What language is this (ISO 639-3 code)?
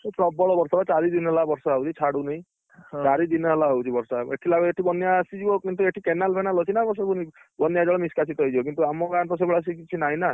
ori